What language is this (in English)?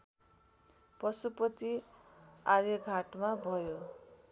Nepali